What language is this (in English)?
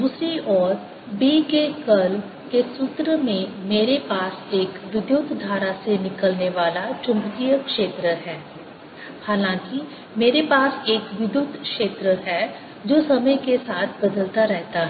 Hindi